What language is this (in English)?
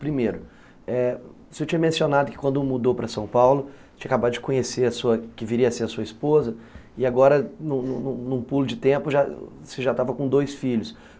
Portuguese